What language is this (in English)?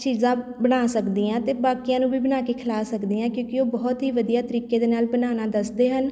Punjabi